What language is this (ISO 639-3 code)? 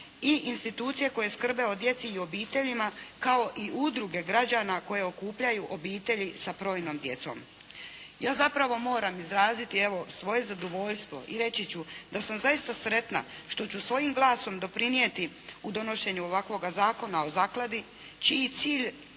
hrv